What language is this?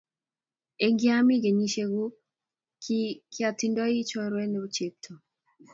Kalenjin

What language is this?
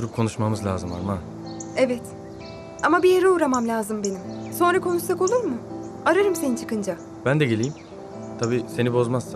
Turkish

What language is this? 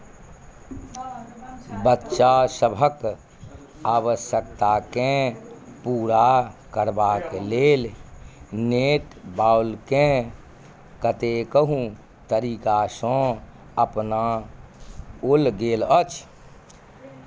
Maithili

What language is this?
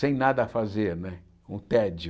Portuguese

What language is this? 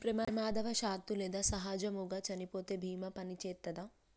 Telugu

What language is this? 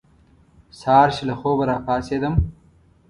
Pashto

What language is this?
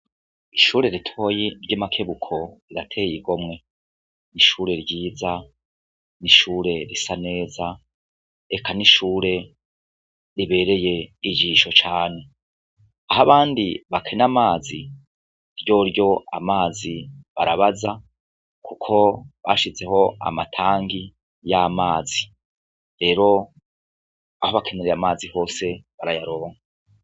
Rundi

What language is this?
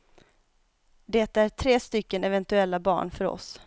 Swedish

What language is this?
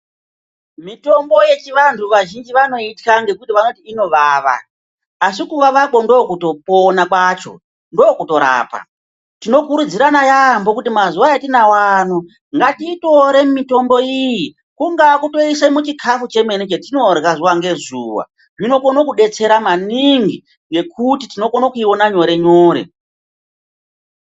Ndau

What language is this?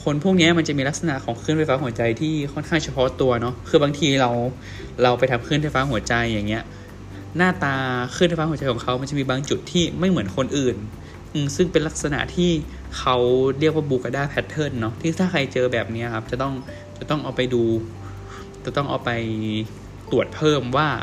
Thai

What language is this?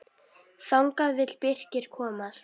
Icelandic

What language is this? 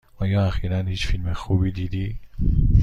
Persian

